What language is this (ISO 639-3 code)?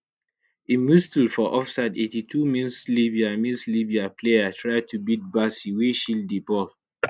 pcm